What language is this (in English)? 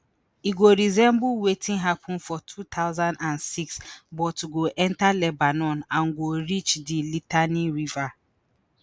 Nigerian Pidgin